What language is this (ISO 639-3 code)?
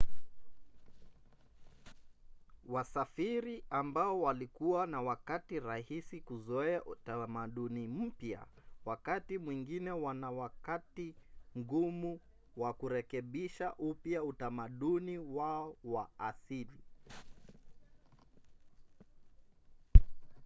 swa